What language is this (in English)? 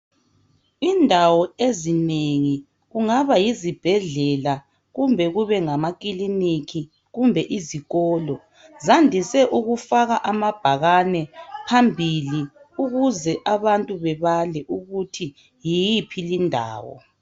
North Ndebele